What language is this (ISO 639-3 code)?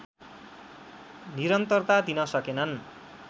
nep